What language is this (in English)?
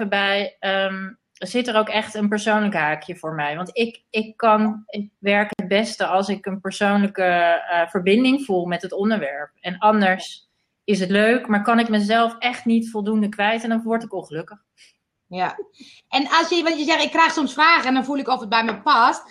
Dutch